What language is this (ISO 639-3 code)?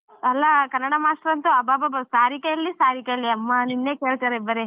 kan